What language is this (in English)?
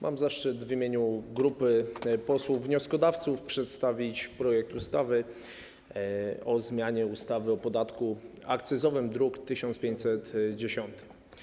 Polish